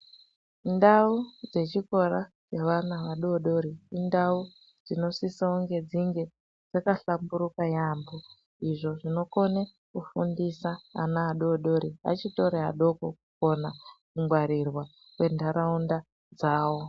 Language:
Ndau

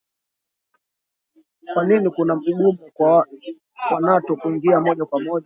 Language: Swahili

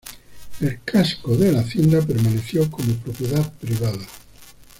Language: Spanish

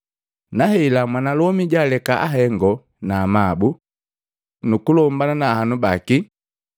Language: Matengo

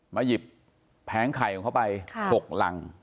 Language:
Thai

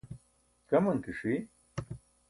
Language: Burushaski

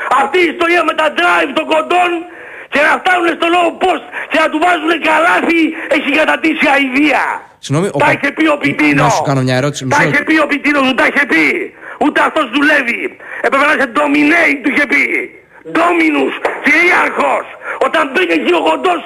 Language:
Greek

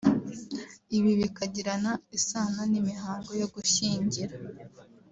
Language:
Kinyarwanda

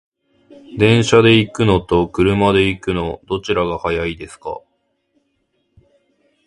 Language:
Japanese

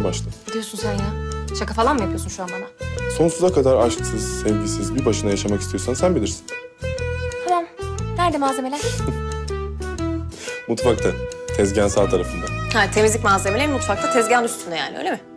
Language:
Turkish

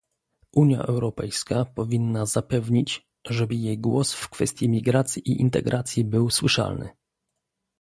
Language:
Polish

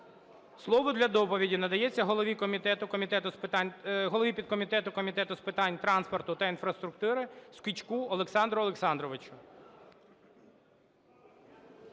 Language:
Ukrainian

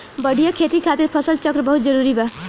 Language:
Bhojpuri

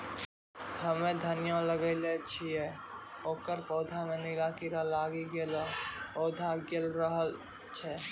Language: Maithili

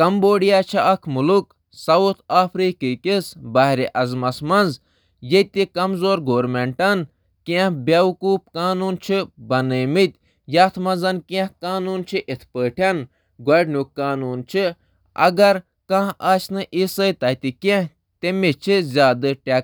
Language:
Kashmiri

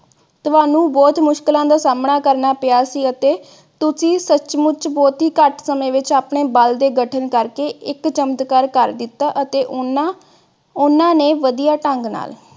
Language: Punjabi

